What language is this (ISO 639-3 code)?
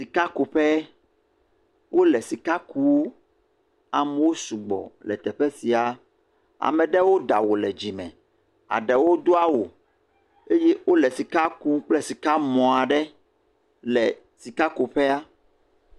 ewe